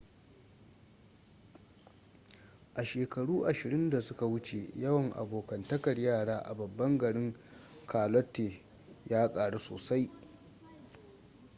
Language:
Hausa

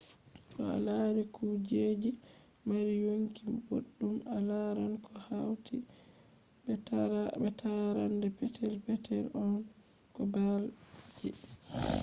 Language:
Fula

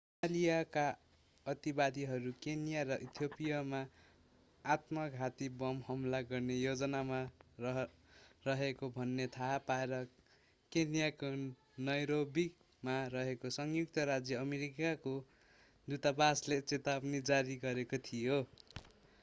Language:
Nepali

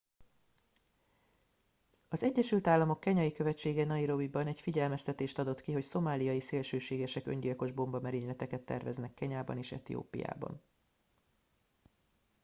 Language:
Hungarian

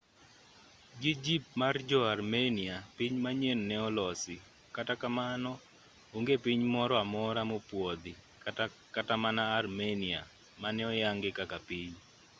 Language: Luo (Kenya and Tanzania)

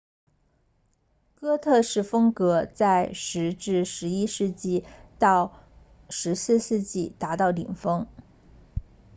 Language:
Chinese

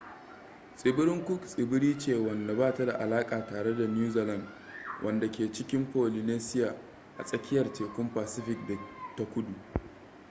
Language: Hausa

